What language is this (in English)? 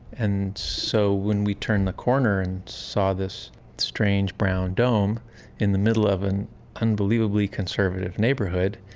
English